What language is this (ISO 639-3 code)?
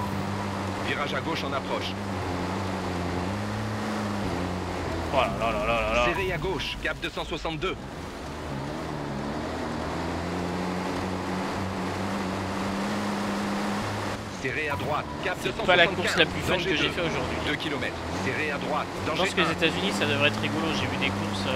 fra